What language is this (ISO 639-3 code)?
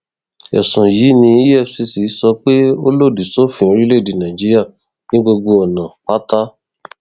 yor